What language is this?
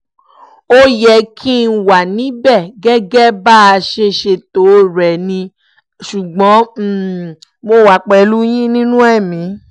Yoruba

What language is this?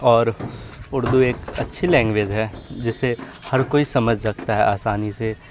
Urdu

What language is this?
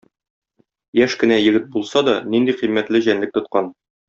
Tatar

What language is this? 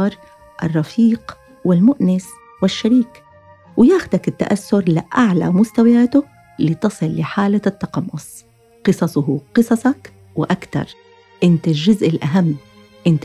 Arabic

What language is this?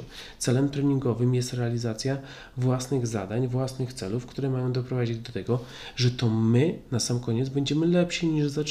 Polish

